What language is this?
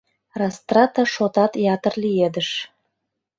Mari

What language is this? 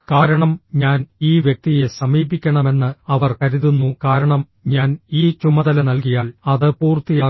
Malayalam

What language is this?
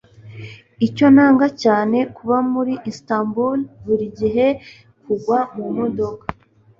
Kinyarwanda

